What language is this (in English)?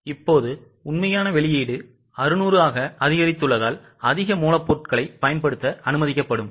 Tamil